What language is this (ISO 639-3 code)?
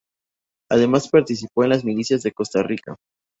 spa